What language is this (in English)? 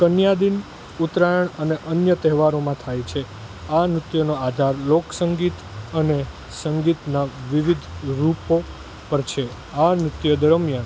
Gujarati